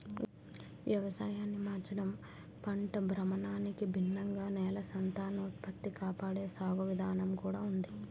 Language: Telugu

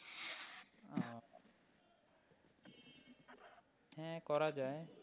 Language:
Bangla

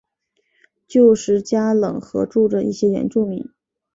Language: Chinese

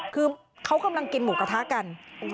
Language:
Thai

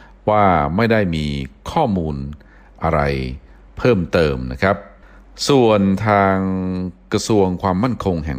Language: Thai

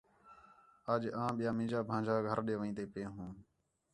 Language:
Khetrani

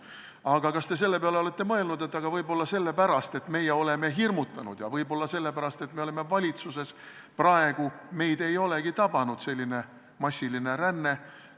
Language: Estonian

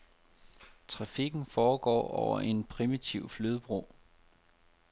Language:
Danish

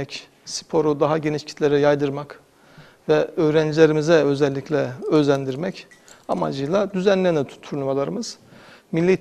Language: Turkish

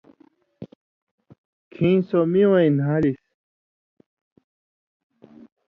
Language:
Indus Kohistani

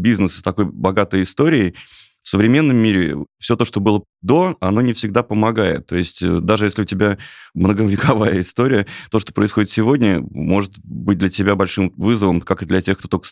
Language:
Russian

